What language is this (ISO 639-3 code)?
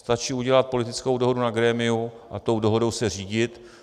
ces